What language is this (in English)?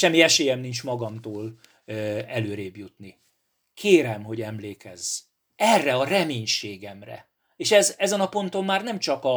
Hungarian